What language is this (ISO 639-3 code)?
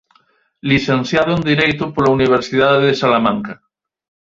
glg